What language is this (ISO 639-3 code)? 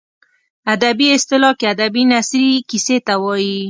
pus